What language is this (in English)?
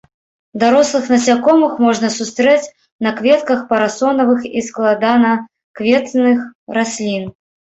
Belarusian